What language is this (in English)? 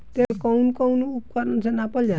Bhojpuri